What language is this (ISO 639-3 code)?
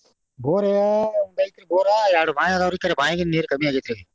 kan